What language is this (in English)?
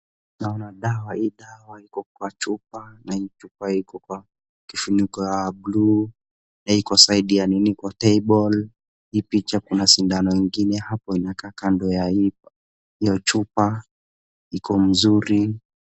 Swahili